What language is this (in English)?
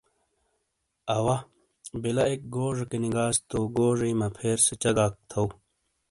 Shina